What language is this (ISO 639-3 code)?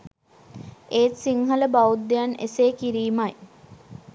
sin